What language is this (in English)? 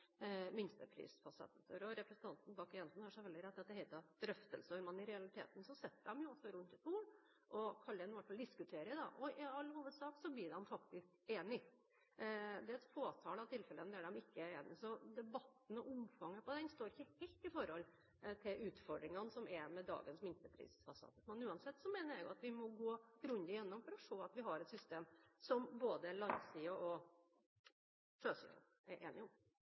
Norwegian Bokmål